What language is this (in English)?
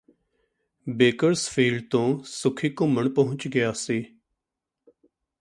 Punjabi